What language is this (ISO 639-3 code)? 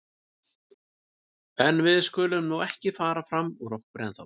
isl